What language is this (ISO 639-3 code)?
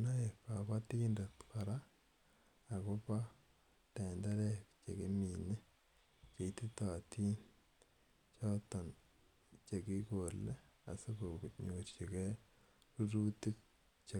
kln